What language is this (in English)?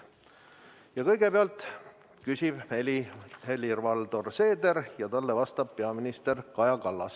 Estonian